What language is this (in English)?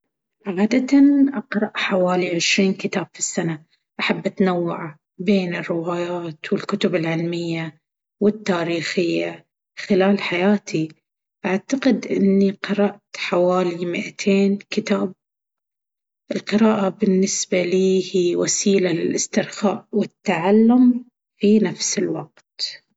Baharna Arabic